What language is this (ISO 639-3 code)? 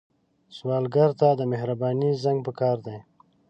pus